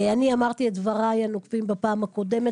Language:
Hebrew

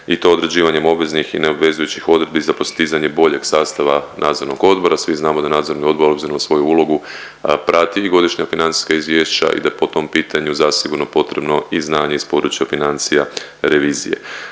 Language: Croatian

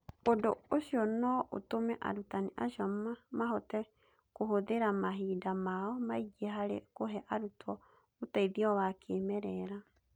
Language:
Kikuyu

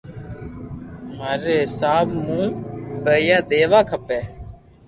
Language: Loarki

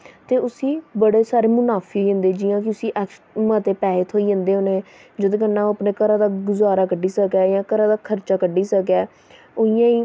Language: Dogri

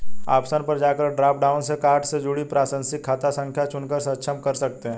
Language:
Hindi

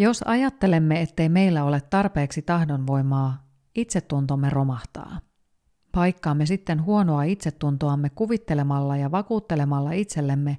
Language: Finnish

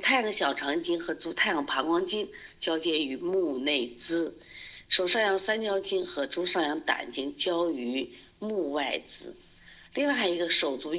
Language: Chinese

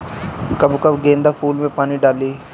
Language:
Bhojpuri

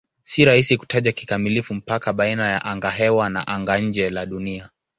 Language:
Swahili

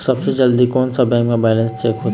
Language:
Chhattisgarhi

